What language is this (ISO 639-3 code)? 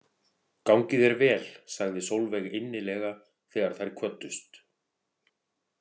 isl